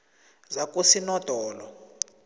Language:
South Ndebele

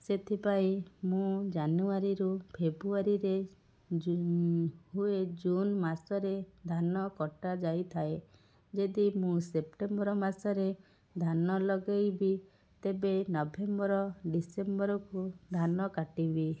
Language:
Odia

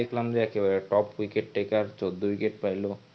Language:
Bangla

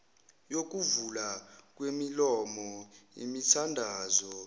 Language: Zulu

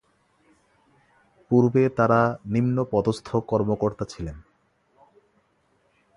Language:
Bangla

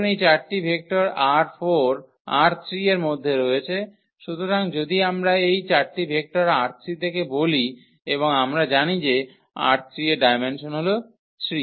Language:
Bangla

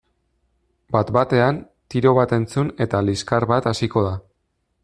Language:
Basque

